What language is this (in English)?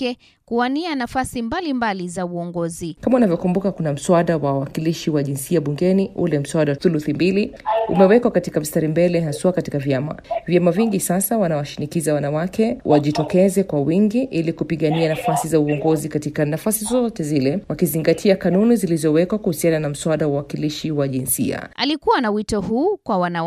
Swahili